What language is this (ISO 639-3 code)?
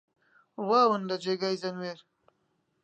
ckb